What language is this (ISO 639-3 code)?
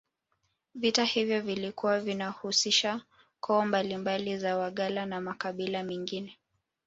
swa